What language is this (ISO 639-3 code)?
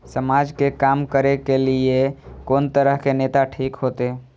mai